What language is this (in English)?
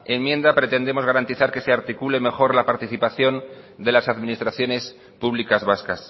Spanish